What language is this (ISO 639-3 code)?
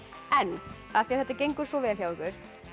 isl